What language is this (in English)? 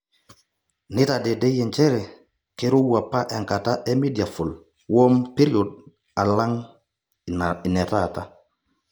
Masai